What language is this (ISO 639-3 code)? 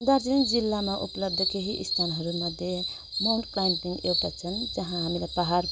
nep